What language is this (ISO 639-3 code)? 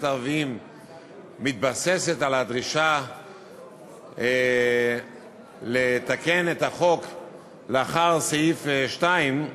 heb